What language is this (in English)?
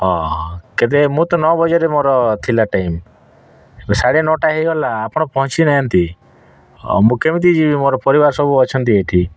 Odia